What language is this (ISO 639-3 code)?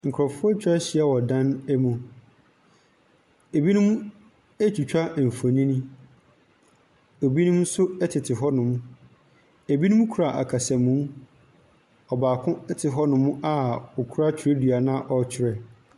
aka